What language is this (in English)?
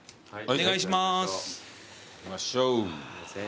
Japanese